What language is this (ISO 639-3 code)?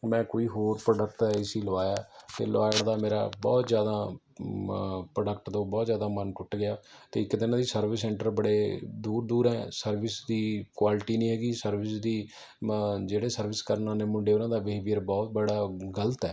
pan